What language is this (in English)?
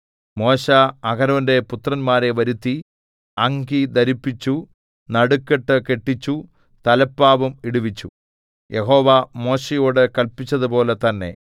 Malayalam